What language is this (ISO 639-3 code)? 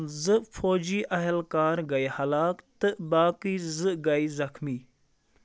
kas